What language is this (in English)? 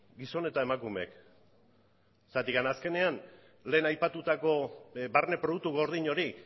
Basque